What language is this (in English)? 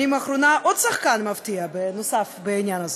Hebrew